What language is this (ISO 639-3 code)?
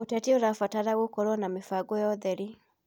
kik